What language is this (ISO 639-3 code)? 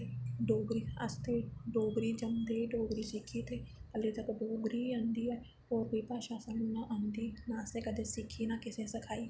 doi